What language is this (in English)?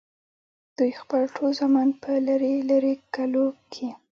Pashto